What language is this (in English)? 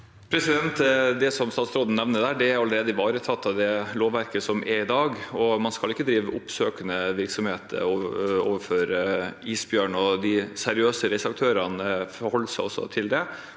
Norwegian